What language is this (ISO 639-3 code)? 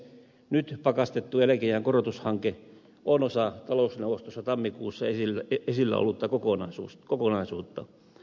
fin